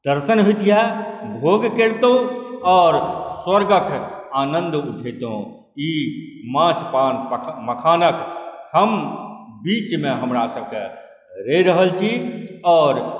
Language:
Maithili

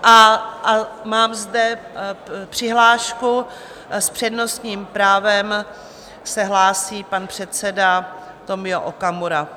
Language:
Czech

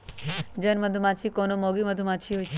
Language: Magahi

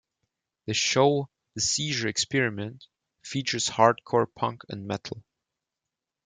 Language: English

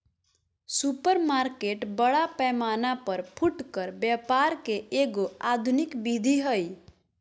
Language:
Magahi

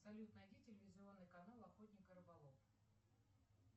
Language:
Russian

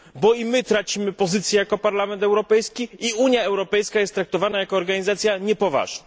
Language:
Polish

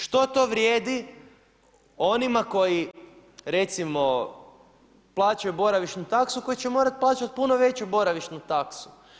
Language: Croatian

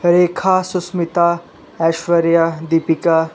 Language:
Hindi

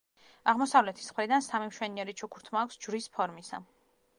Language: Georgian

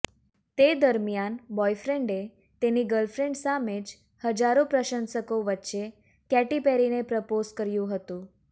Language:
Gujarati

